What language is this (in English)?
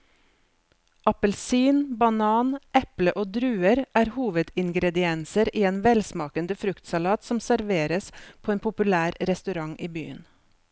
Norwegian